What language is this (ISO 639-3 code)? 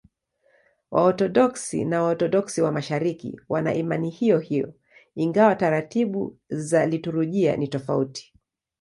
swa